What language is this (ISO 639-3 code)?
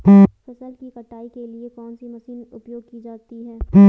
hin